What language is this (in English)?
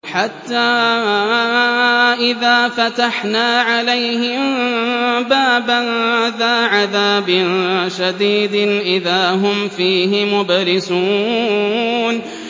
Arabic